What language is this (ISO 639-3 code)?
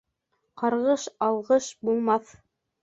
bak